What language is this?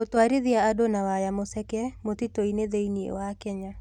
Kikuyu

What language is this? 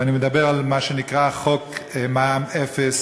Hebrew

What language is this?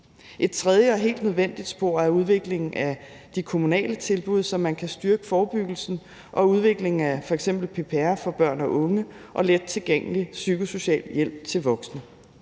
Danish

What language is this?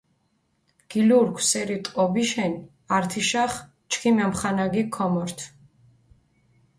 Mingrelian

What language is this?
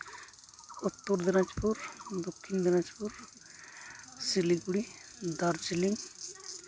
Santali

